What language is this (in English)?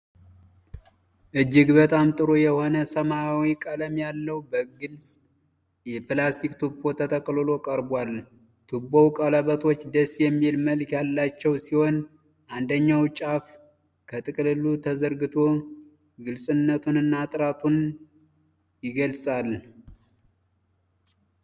Amharic